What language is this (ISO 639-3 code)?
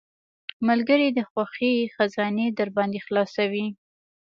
pus